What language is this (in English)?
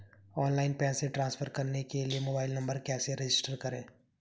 Hindi